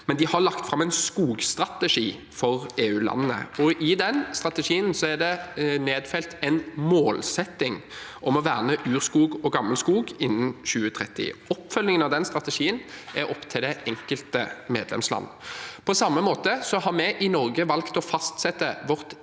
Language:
Norwegian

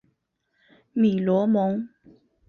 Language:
Chinese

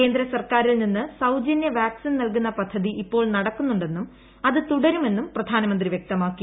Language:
Malayalam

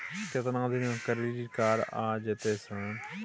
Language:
Maithili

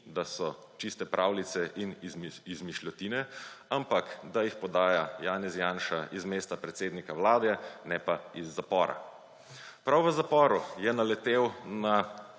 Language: Slovenian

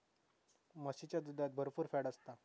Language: Marathi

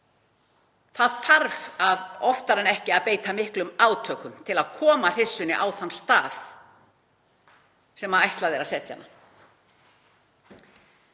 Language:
Icelandic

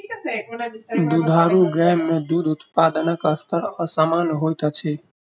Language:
Maithili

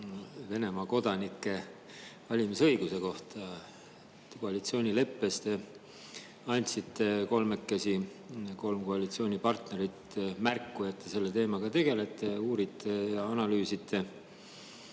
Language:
Estonian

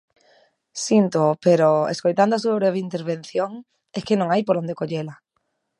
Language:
Galician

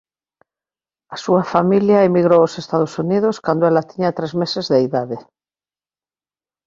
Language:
Galician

